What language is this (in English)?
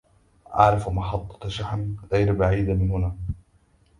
Arabic